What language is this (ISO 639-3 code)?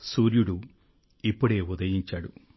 tel